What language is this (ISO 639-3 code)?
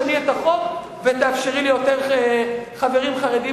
heb